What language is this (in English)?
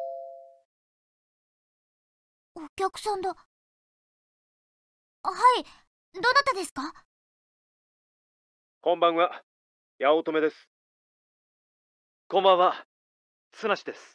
Japanese